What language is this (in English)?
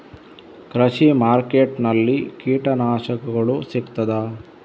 Kannada